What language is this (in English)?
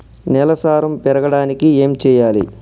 Telugu